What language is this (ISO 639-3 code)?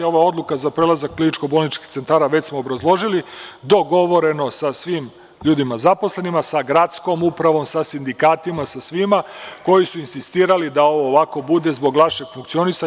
srp